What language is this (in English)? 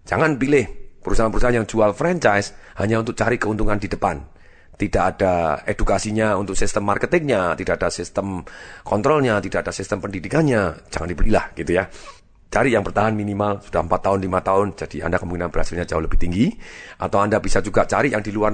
Indonesian